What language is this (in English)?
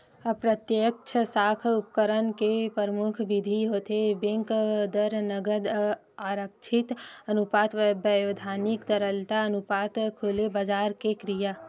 Chhattisgarhi